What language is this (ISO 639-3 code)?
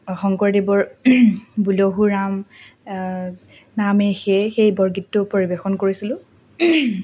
asm